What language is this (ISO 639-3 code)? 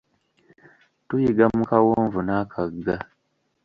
lug